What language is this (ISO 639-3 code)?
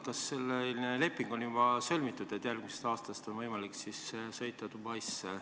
est